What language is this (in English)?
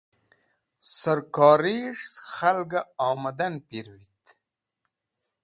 Wakhi